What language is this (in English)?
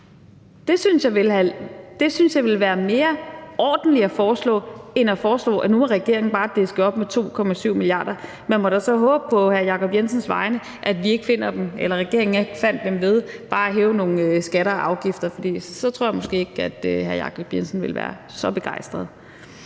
Danish